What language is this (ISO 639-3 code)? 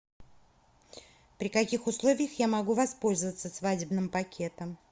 rus